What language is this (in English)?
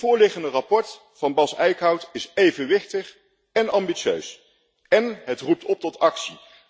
Dutch